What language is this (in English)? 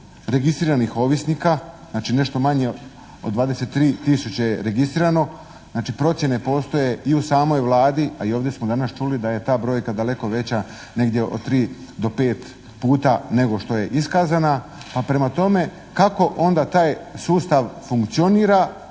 Croatian